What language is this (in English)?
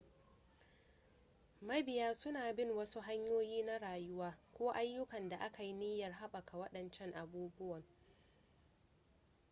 Hausa